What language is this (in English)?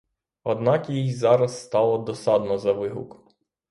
Ukrainian